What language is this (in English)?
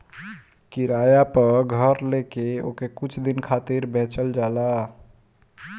Bhojpuri